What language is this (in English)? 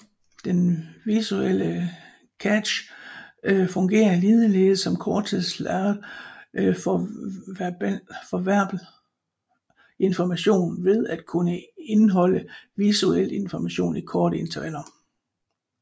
Danish